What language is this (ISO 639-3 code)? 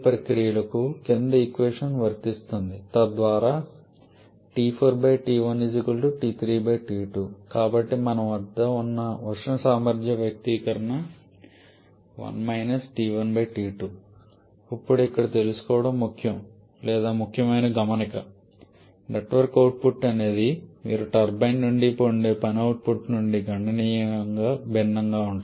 tel